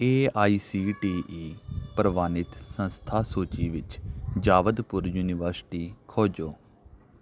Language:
Punjabi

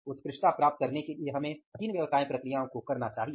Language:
Hindi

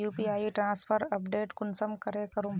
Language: Magahi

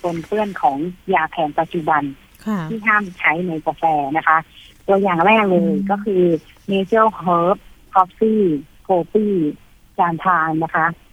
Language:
Thai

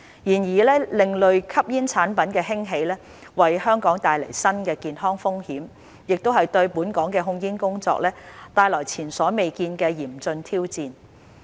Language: Cantonese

